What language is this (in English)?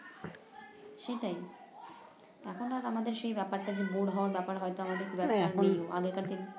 Bangla